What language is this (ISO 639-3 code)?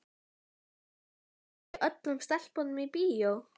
isl